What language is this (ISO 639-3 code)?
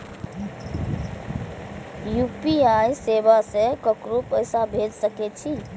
mai